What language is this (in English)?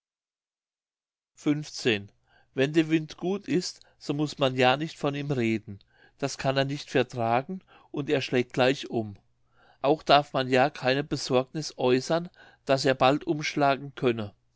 German